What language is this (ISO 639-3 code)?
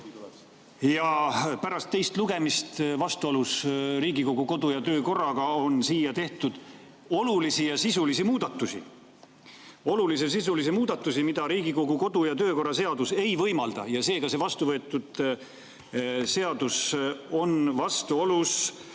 est